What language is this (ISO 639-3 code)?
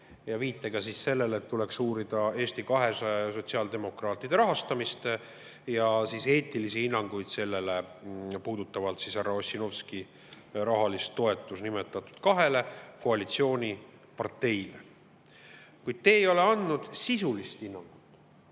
est